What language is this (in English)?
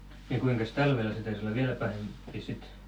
Finnish